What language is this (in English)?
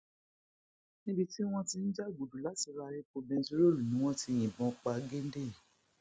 Yoruba